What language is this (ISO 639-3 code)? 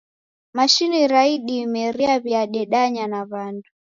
dav